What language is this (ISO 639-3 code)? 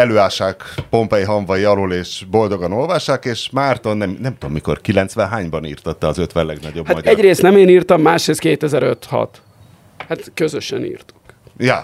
hun